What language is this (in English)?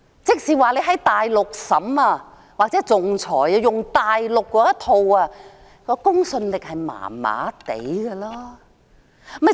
Cantonese